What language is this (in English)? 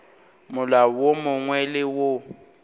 Northern Sotho